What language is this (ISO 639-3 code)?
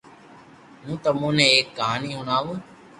lrk